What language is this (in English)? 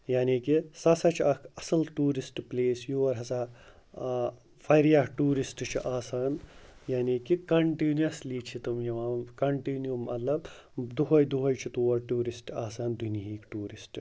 Kashmiri